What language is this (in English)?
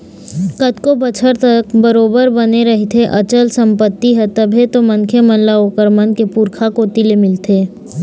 Chhattisgarhi